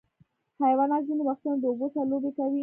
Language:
Pashto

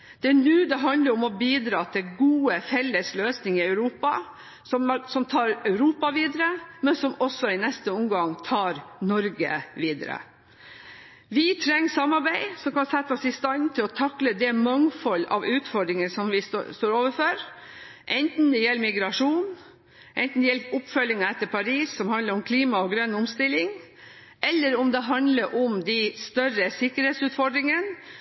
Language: Norwegian Bokmål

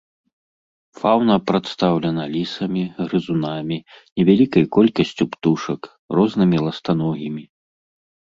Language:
Belarusian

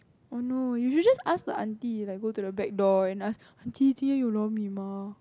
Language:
English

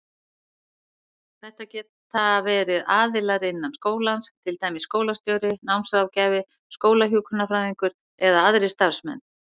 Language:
Icelandic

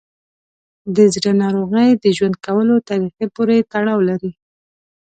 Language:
Pashto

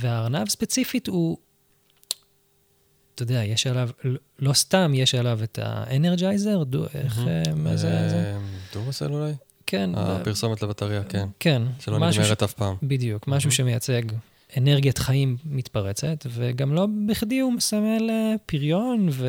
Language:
Hebrew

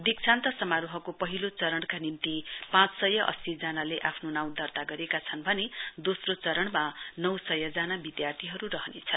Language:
Nepali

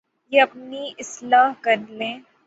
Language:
Urdu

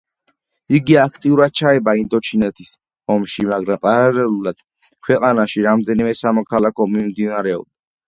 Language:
Georgian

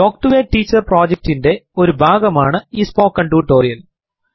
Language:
Malayalam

